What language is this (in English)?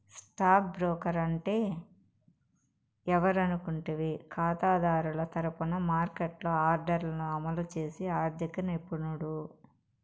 Telugu